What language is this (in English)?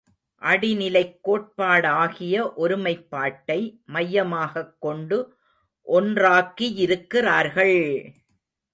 Tamil